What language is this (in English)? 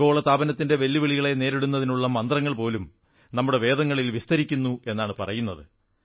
Malayalam